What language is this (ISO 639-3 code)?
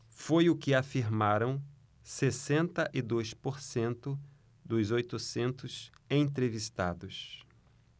por